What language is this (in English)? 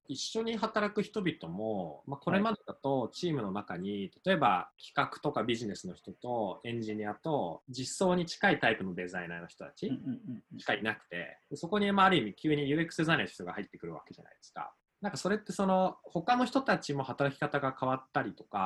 Japanese